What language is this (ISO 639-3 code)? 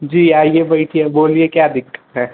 hin